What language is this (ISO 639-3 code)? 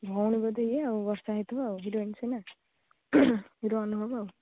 ori